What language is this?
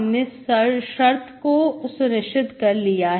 Hindi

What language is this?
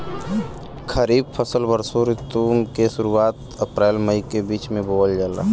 Bhojpuri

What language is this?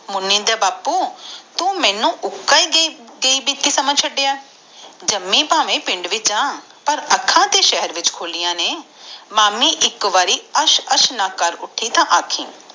Punjabi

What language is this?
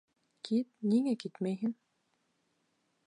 Bashkir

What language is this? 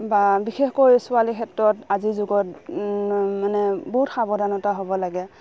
Assamese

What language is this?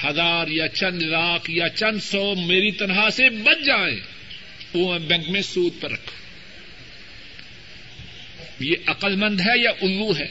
Urdu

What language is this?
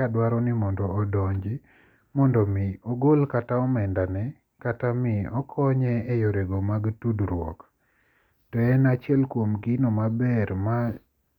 Luo (Kenya and Tanzania)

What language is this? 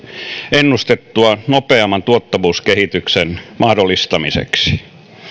Finnish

